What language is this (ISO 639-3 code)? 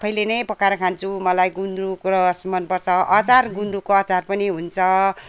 nep